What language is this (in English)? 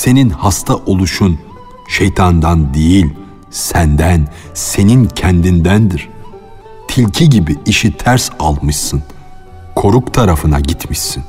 Turkish